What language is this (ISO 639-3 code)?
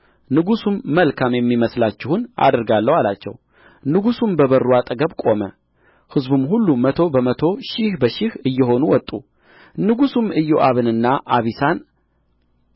amh